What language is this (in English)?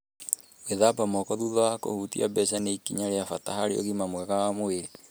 Kikuyu